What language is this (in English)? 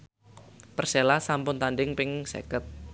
Javanese